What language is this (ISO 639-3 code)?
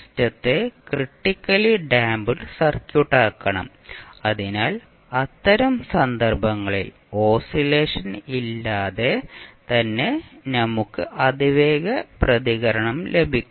mal